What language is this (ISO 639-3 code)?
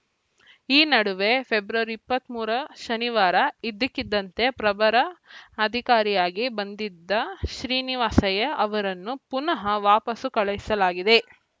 kan